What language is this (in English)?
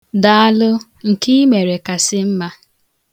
Igbo